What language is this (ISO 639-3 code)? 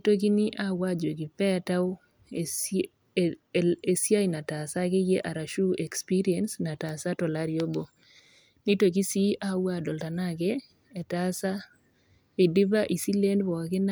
mas